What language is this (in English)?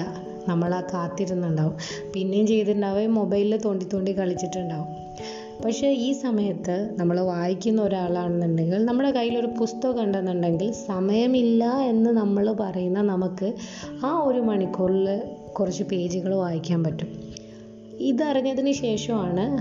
Malayalam